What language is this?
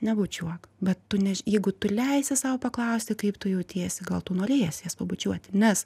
Lithuanian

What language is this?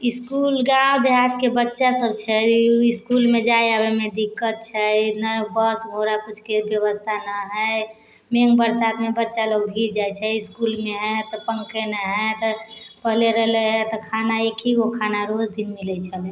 Maithili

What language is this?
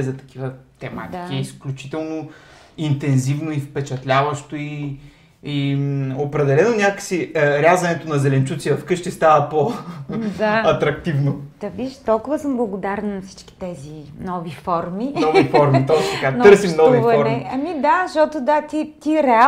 Bulgarian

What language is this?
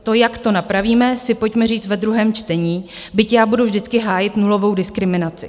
Czech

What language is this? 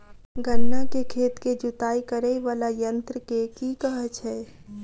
Maithili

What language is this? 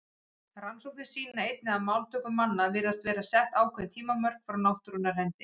Icelandic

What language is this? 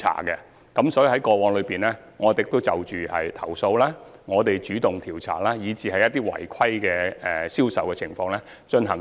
Cantonese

